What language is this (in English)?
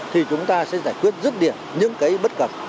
Vietnamese